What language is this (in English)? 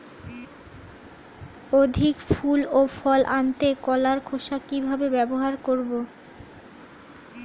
Bangla